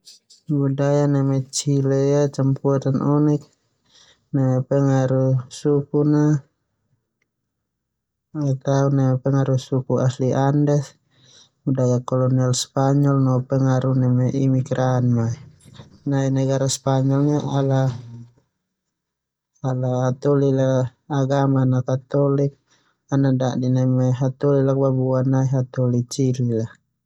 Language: Termanu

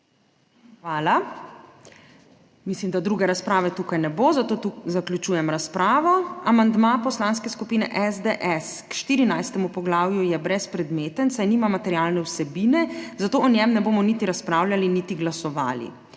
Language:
Slovenian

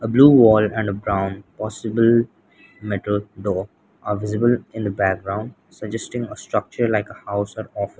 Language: English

